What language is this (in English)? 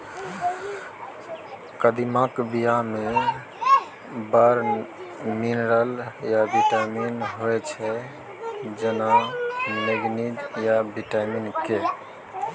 Maithili